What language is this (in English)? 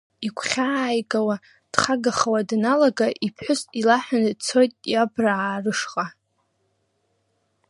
Abkhazian